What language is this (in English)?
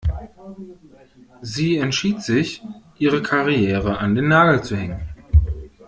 German